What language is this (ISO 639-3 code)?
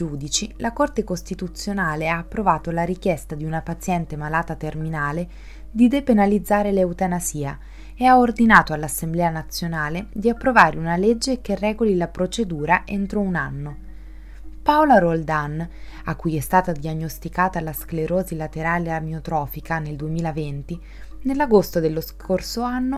ita